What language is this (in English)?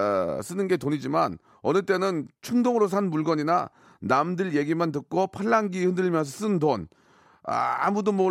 Korean